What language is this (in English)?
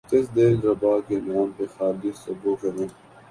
Urdu